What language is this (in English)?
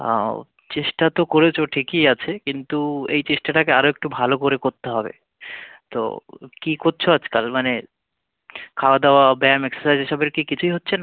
Bangla